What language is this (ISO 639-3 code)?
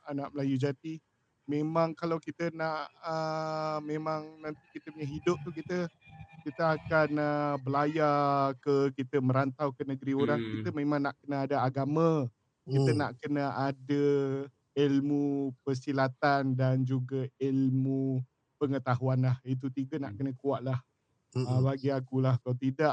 msa